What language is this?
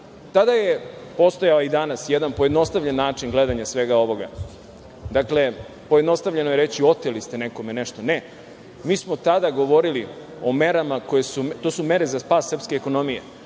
Serbian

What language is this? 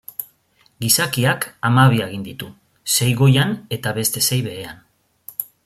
Basque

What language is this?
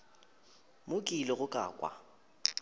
Northern Sotho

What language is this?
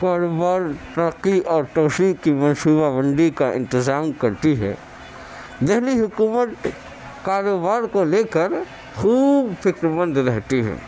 Urdu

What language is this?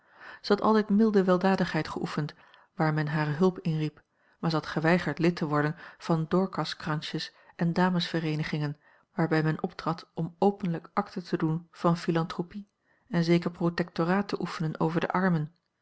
Dutch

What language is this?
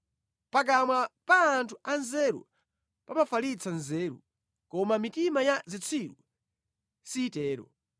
Nyanja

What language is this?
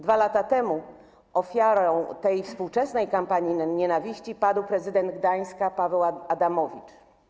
Polish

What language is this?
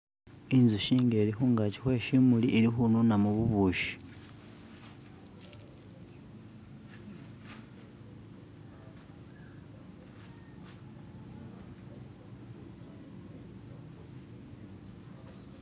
Masaaba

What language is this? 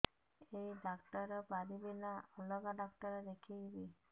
Odia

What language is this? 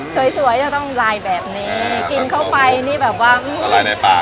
Thai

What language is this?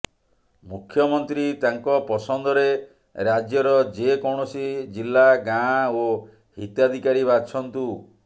Odia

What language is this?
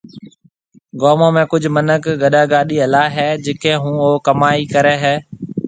Marwari (Pakistan)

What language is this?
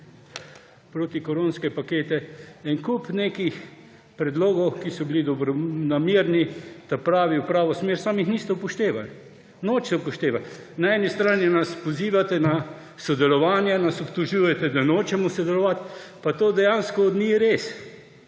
Slovenian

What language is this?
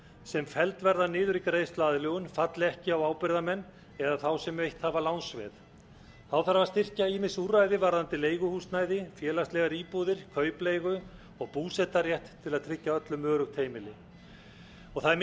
Icelandic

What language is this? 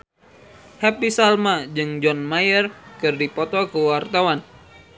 Sundanese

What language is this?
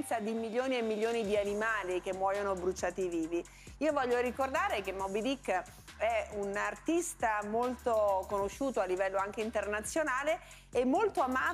Italian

